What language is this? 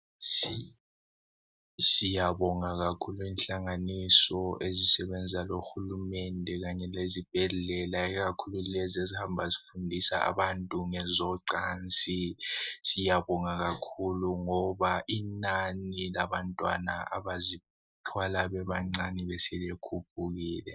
North Ndebele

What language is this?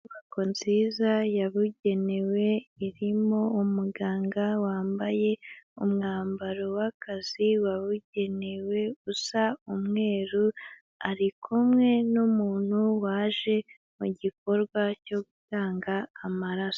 Kinyarwanda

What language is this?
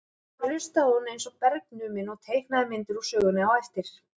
Icelandic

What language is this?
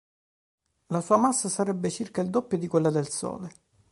Italian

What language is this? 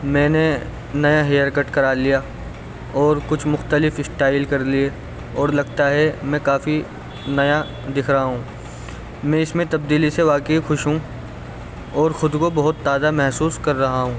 Urdu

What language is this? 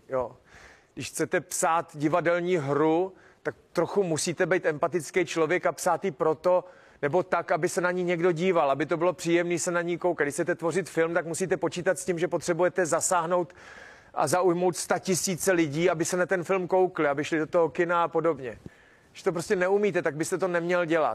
Czech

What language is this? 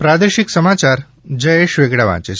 Gujarati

